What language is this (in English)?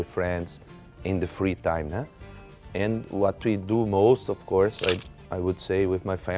Thai